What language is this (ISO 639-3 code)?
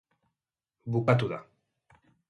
eus